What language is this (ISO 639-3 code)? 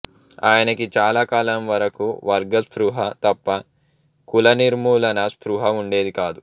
tel